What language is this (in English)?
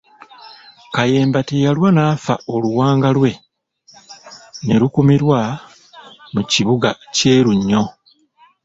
Ganda